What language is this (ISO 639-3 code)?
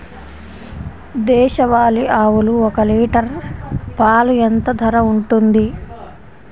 tel